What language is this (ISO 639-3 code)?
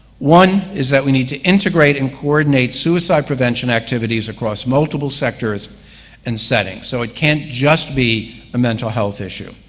eng